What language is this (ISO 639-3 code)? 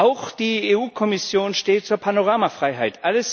deu